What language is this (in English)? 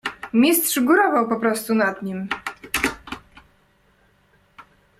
Polish